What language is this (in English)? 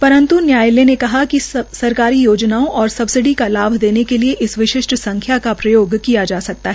Hindi